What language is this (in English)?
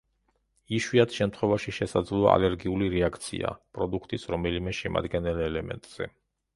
Georgian